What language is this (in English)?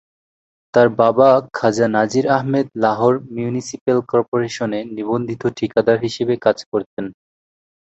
Bangla